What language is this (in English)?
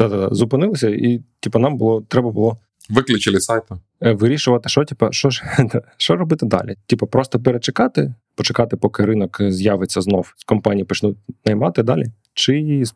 Ukrainian